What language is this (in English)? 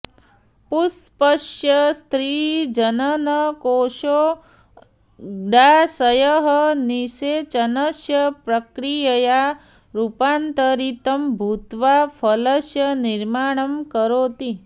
Sanskrit